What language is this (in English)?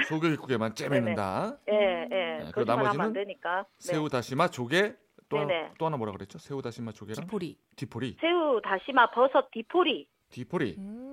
Korean